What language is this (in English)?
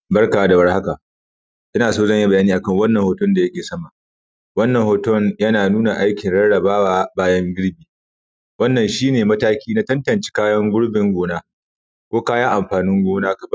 Hausa